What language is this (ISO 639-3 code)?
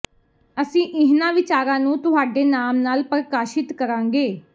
pan